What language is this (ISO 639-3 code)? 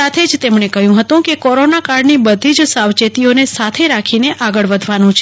guj